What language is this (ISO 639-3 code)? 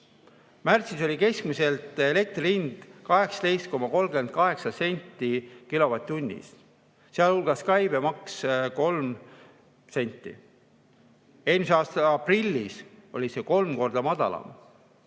est